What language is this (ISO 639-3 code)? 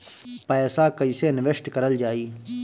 bho